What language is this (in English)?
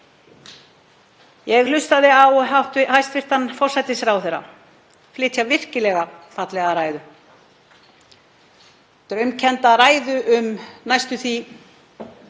Icelandic